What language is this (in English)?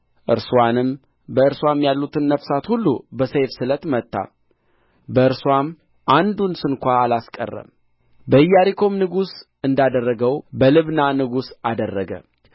Amharic